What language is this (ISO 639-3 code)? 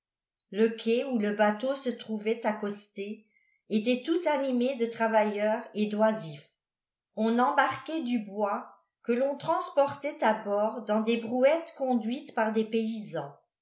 fra